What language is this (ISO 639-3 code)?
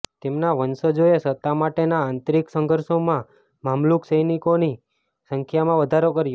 guj